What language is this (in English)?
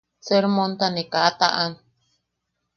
Yaqui